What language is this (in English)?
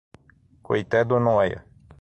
Portuguese